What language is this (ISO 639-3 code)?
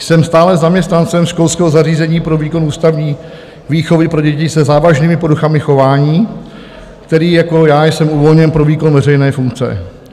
ces